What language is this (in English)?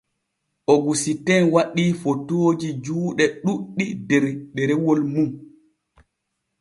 Borgu Fulfulde